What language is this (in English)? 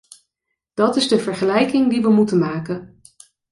Dutch